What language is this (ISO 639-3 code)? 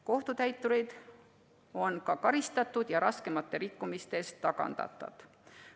est